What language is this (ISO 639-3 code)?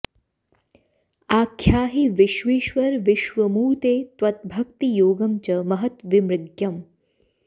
san